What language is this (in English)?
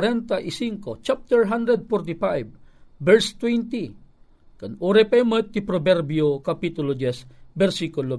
Filipino